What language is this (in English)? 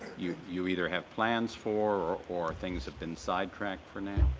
English